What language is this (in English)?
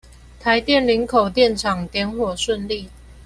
Chinese